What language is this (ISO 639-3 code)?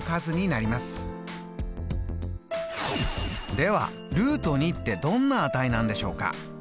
jpn